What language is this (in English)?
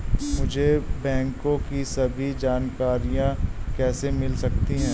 Hindi